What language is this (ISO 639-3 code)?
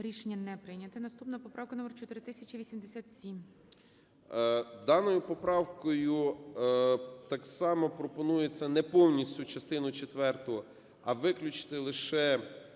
ukr